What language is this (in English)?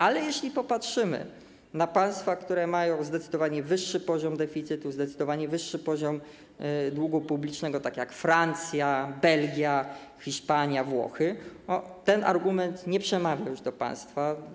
Polish